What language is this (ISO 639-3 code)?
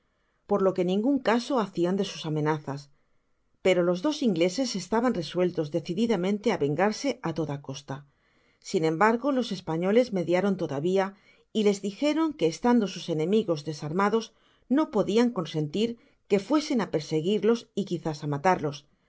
spa